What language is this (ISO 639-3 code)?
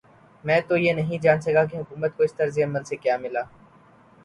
urd